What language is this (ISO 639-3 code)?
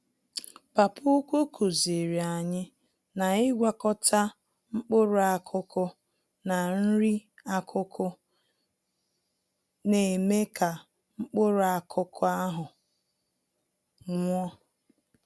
ibo